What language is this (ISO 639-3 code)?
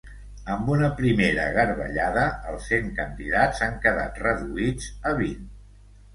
cat